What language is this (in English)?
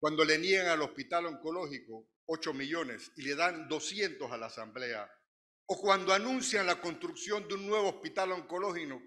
Spanish